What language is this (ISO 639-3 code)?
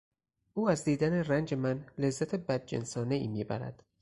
fas